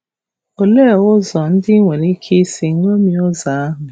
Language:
Igbo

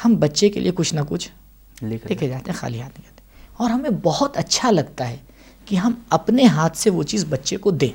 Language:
Urdu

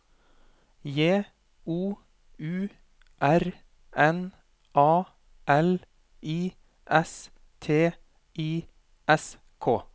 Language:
Norwegian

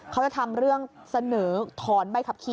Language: Thai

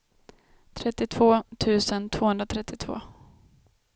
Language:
Swedish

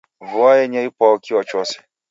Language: Taita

